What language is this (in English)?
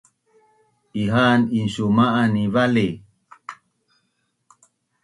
Bunun